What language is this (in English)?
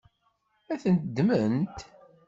Kabyle